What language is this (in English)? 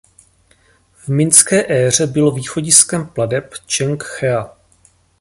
Czech